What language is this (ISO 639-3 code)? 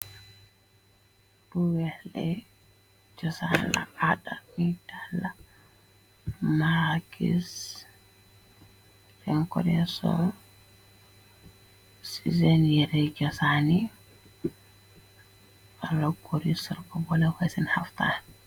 wol